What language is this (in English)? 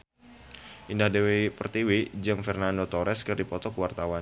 Sundanese